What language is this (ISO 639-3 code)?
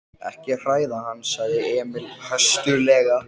isl